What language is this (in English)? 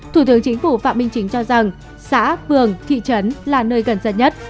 Vietnamese